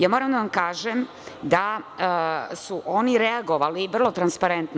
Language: Serbian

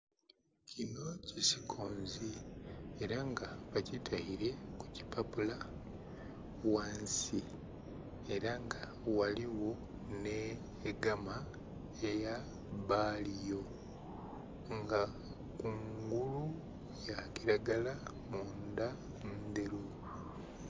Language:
Soga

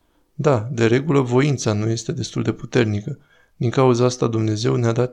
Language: Romanian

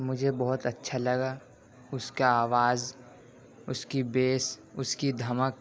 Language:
Urdu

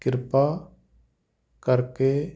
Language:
Punjabi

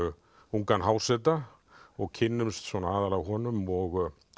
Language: Icelandic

